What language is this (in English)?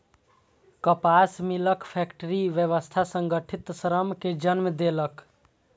Maithili